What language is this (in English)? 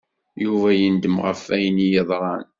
Kabyle